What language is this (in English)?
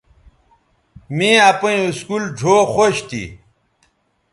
Bateri